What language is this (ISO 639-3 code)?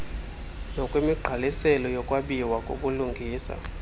xho